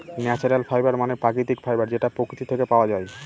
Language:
Bangla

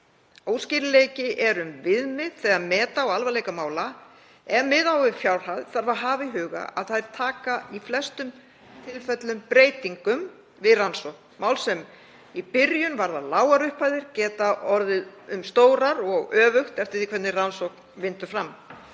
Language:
Icelandic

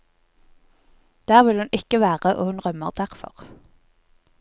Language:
Norwegian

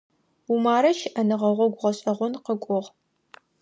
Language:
Adyghe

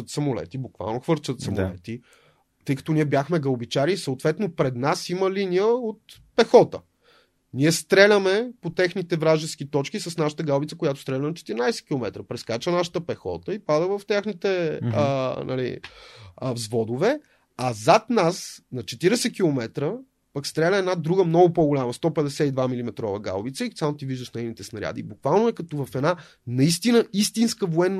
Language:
Bulgarian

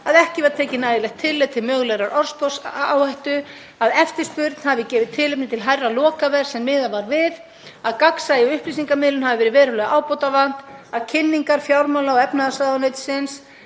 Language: Icelandic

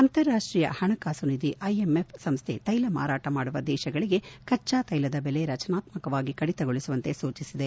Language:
Kannada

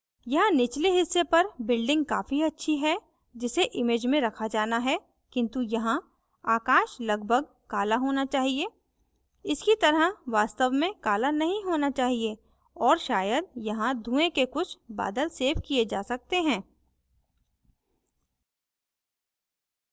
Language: Hindi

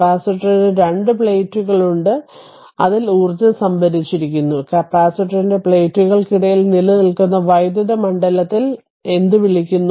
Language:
Malayalam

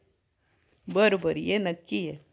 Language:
Marathi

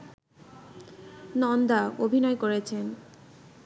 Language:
Bangla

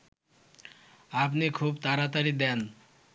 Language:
Bangla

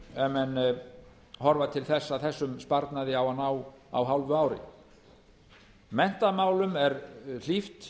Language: Icelandic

